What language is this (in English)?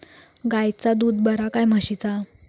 Marathi